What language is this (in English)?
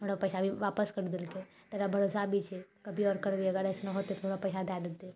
Maithili